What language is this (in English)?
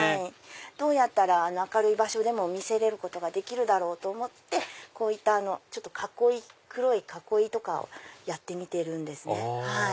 Japanese